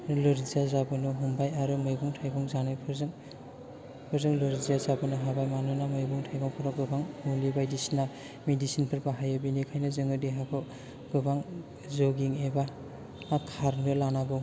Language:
Bodo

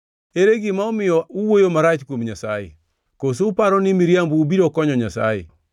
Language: Luo (Kenya and Tanzania)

